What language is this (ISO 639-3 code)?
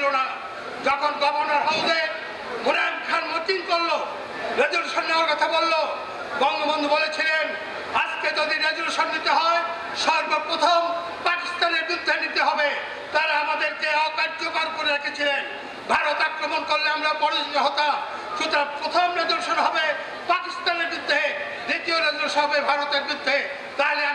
tur